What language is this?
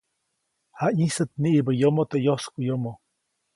Copainalá Zoque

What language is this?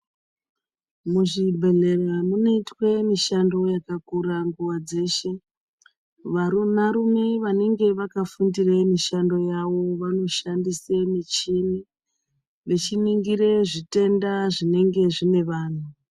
Ndau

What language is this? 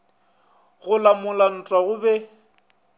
Northern Sotho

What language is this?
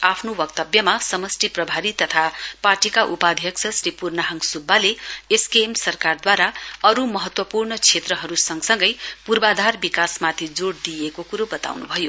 Nepali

